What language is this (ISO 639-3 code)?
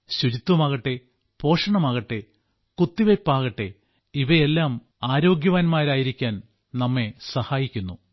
mal